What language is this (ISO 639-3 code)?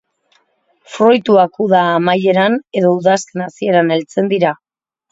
eus